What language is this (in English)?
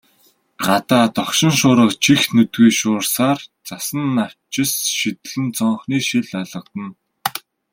Mongolian